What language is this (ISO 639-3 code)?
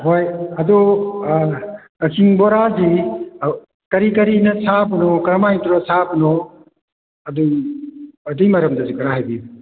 mni